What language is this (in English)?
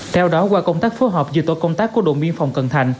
Vietnamese